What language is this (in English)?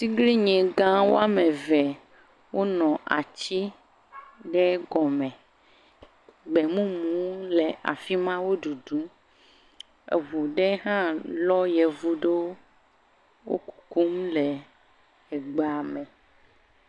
Ewe